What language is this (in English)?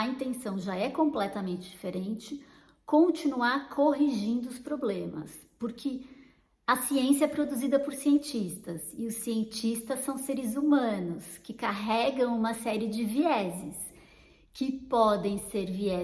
Portuguese